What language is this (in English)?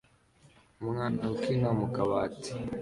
Kinyarwanda